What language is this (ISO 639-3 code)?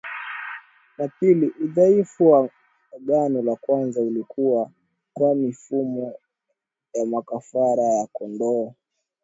swa